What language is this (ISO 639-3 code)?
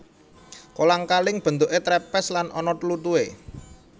jav